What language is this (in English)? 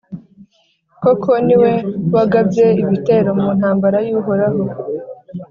Kinyarwanda